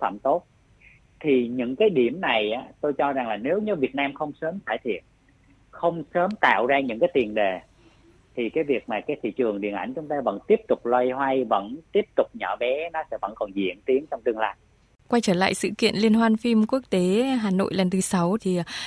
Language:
Vietnamese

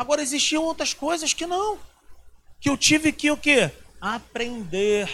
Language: Portuguese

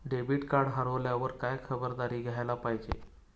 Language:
Marathi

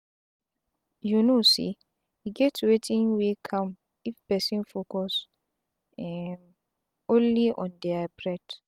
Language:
Nigerian Pidgin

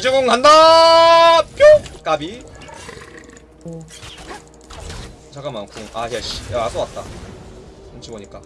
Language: Korean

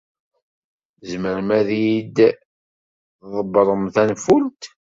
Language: Kabyle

